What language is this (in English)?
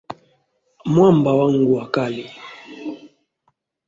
Swahili